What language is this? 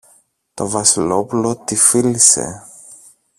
Greek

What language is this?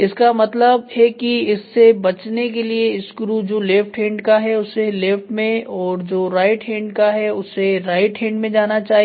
Hindi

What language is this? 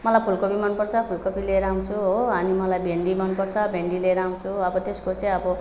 Nepali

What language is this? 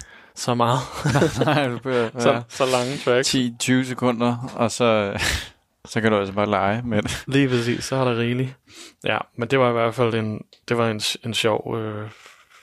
Danish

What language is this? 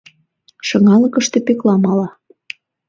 Mari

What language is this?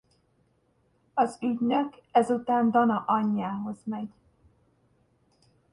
Hungarian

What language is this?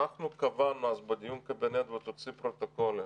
Hebrew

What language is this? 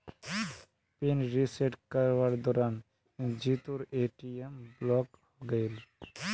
Magahi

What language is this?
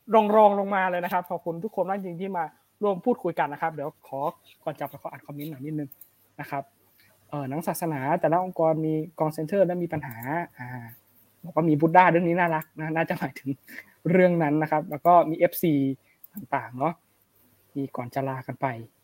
Thai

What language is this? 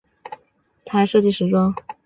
Chinese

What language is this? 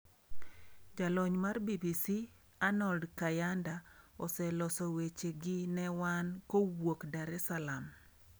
Luo (Kenya and Tanzania)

